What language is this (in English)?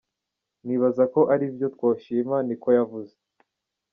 Kinyarwanda